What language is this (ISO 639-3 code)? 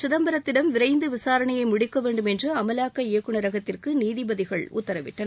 tam